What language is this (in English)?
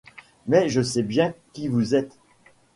French